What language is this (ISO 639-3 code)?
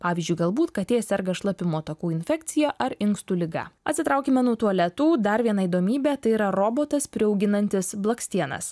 lit